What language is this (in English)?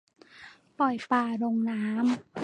Thai